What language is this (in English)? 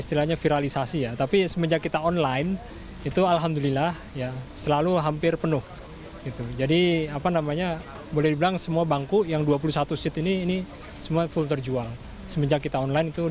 Indonesian